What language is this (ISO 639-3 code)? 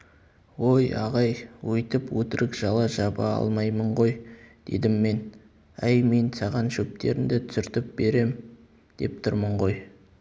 kaz